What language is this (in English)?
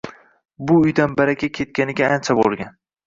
Uzbek